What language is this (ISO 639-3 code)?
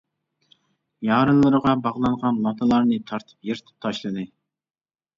uig